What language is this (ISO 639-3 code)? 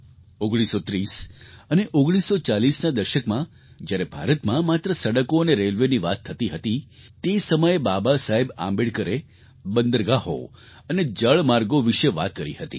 guj